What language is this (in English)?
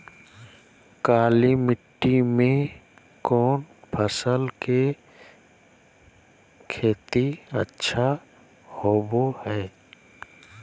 Magahi